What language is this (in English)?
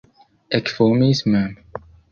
Esperanto